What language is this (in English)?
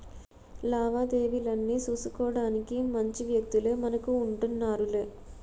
Telugu